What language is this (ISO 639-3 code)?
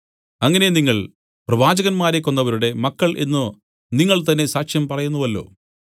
mal